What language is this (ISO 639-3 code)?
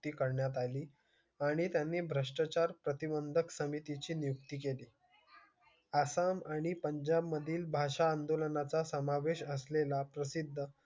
mar